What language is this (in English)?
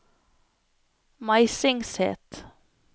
Norwegian